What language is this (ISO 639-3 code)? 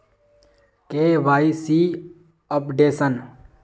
mag